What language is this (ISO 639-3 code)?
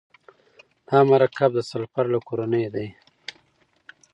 pus